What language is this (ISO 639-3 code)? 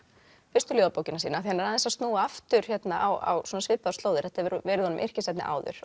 isl